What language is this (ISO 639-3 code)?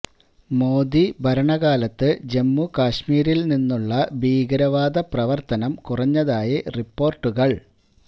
mal